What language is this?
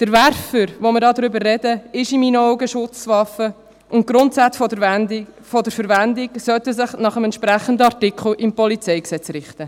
Swiss German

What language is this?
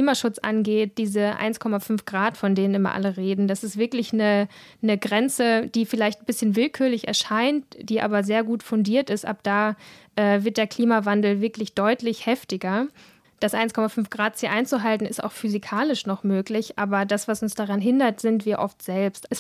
German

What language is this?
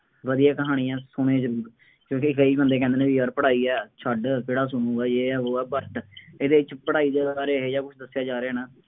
Punjabi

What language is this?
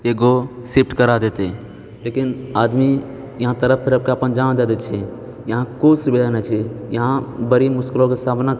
Maithili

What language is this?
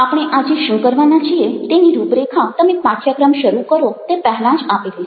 Gujarati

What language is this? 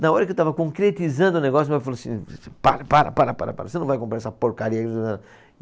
Portuguese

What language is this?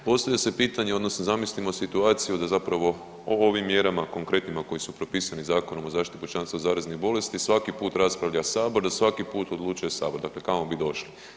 Croatian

